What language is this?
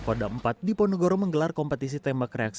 Indonesian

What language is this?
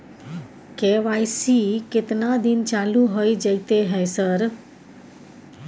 Maithili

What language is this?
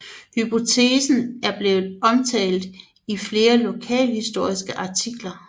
Danish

